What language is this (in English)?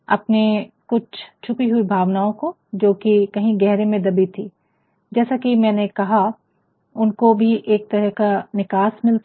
Hindi